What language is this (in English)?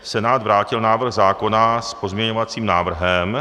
Czech